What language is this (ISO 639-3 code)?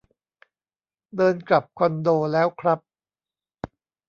tha